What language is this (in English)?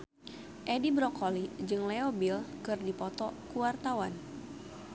Sundanese